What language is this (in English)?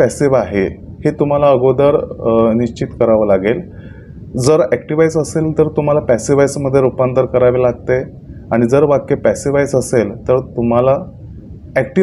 Hindi